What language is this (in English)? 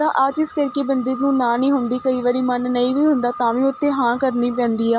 Punjabi